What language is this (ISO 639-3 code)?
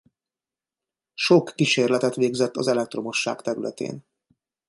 hun